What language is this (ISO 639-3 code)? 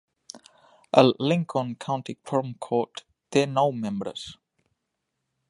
cat